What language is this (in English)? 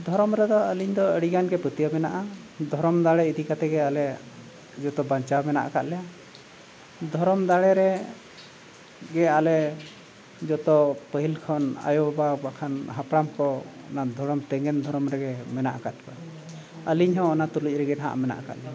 Santali